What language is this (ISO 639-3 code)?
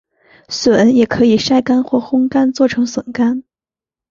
zho